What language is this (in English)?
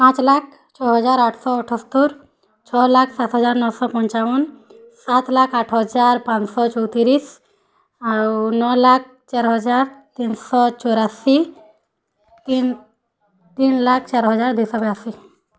Odia